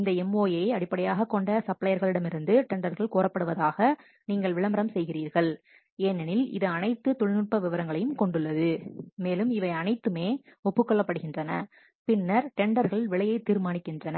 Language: Tamil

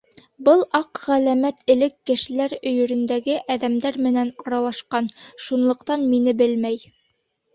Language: Bashkir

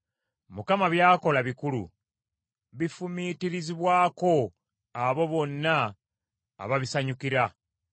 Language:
Ganda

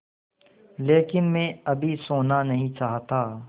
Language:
Hindi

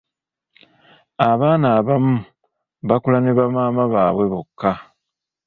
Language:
Ganda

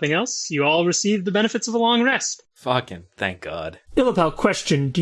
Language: English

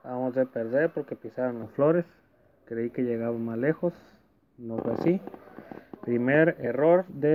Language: Spanish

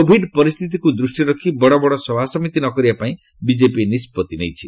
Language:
Odia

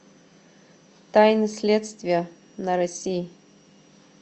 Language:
Russian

